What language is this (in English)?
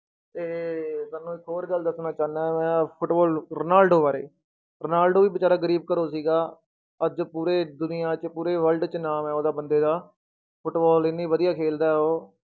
Punjabi